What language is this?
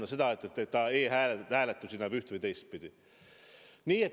Estonian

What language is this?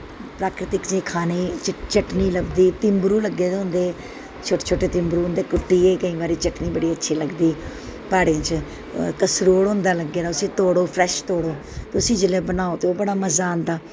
Dogri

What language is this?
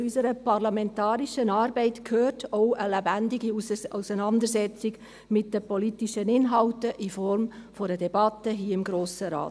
Swiss German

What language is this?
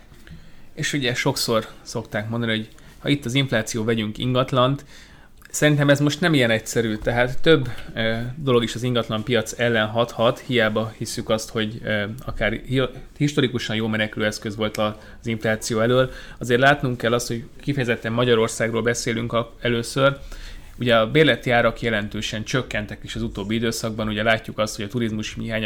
Hungarian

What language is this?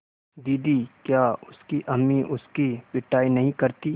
Hindi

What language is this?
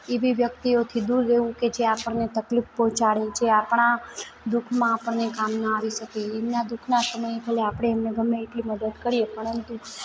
Gujarati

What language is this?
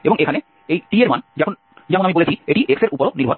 Bangla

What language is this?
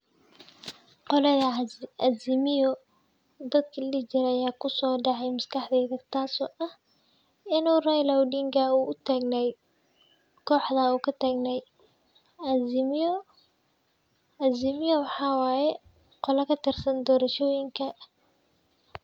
Somali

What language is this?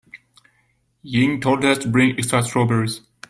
English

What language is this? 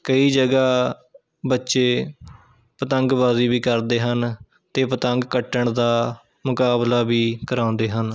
Punjabi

